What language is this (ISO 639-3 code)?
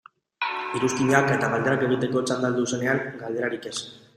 eus